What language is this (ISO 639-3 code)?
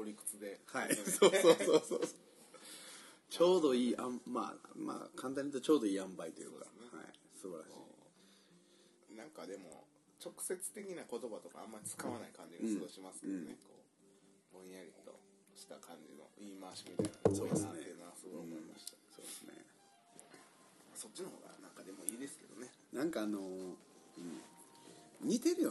jpn